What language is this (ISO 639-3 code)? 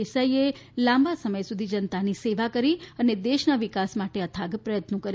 guj